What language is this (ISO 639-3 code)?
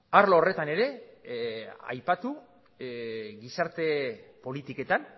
eus